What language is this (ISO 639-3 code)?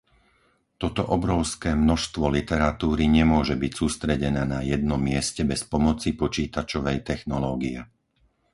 slk